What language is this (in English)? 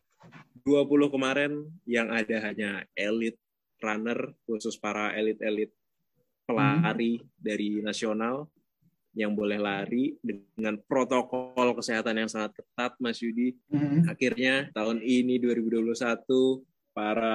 Indonesian